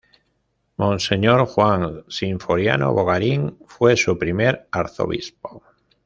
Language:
Spanish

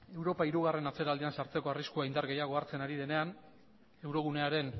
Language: Basque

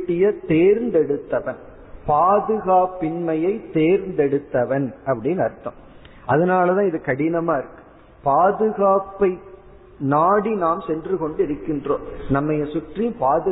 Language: Tamil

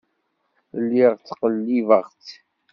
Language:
Kabyle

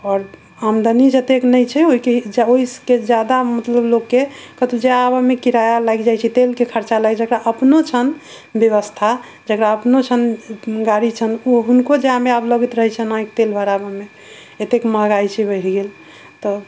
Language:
Maithili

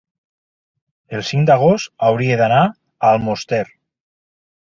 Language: Catalan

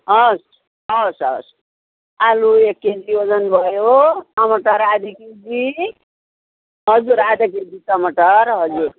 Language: Nepali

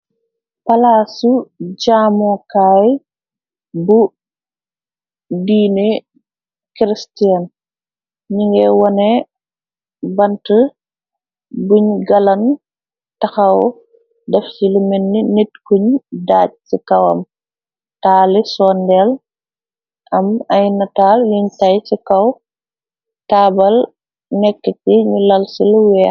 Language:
Wolof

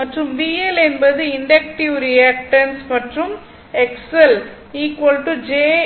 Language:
Tamil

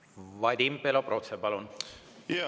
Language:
Estonian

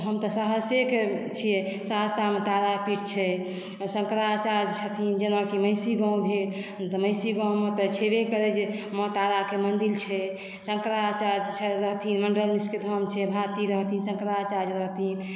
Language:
Maithili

